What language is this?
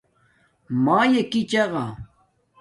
Domaaki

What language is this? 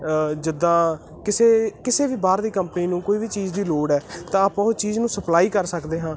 Punjabi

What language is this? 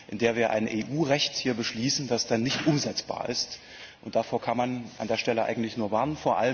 German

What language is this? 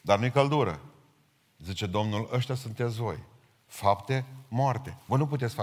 Romanian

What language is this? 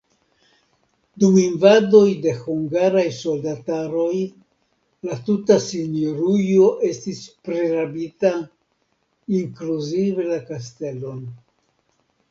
Esperanto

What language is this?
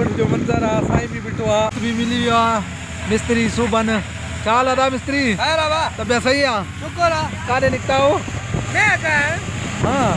Punjabi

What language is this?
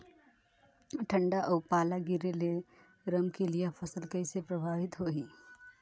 Chhattisgarhi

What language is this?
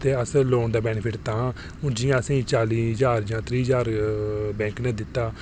Dogri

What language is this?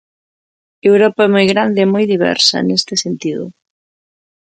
Galician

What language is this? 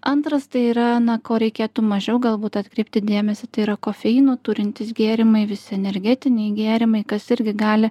Lithuanian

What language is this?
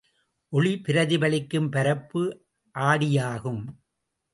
Tamil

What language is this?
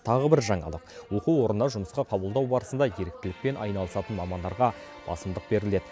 Kazakh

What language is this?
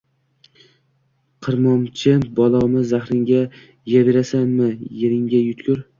Uzbek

